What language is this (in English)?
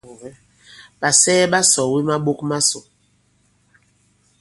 Bankon